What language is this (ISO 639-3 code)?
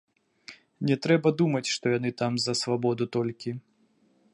bel